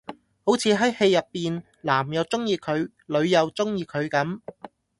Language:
Cantonese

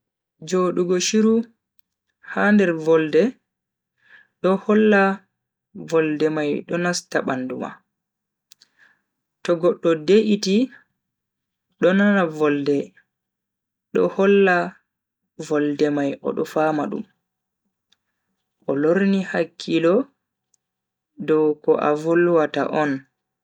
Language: Bagirmi Fulfulde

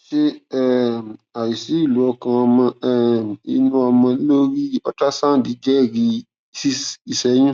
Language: Yoruba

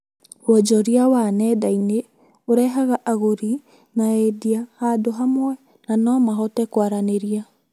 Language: Kikuyu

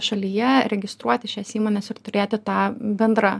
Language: Lithuanian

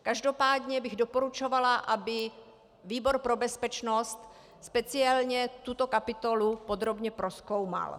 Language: Czech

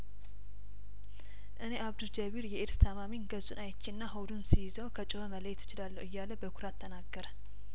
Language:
Amharic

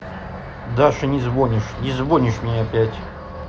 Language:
Russian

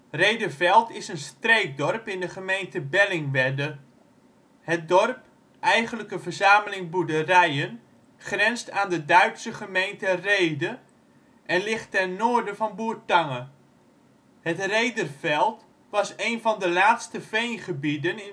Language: Dutch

